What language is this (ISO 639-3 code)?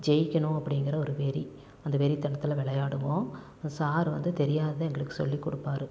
tam